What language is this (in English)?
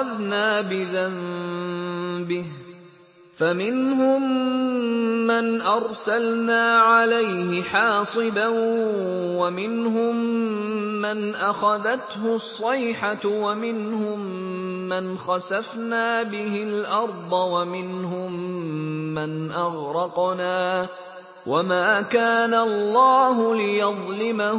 Arabic